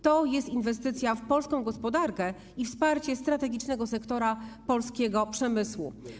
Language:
Polish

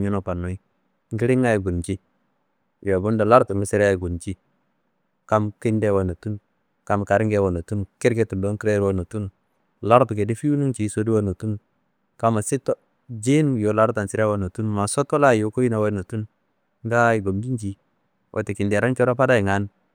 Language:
Kanembu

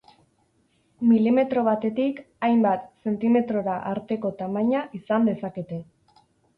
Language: Basque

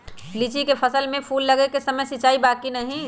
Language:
Magahi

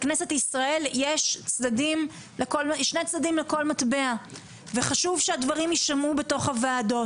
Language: Hebrew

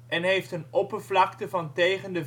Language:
Dutch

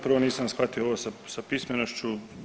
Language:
Croatian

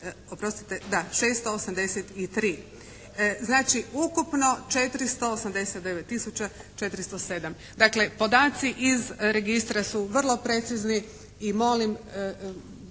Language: Croatian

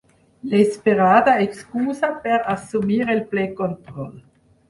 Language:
Catalan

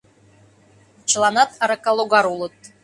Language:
Mari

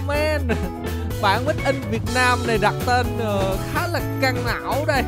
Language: Vietnamese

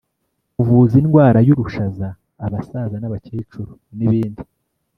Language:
Kinyarwanda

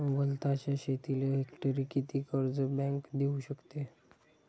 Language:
Marathi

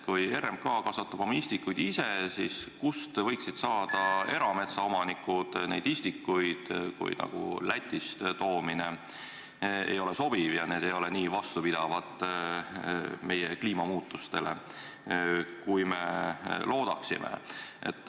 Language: Estonian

